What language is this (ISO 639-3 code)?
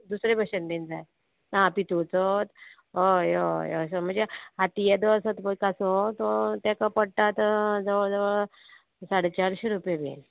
kok